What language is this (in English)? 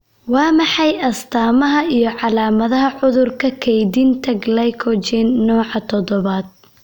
Somali